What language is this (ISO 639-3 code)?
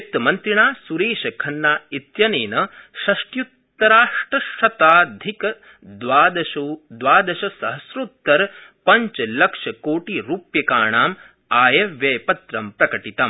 san